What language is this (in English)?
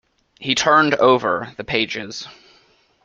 English